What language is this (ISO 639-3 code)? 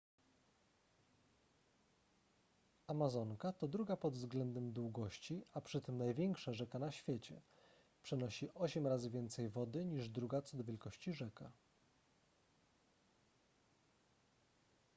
pol